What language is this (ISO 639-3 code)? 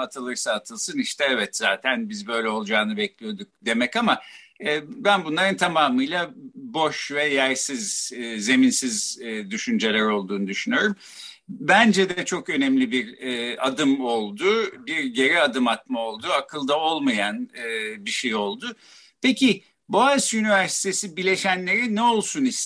tur